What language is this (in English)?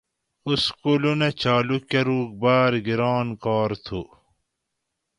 Gawri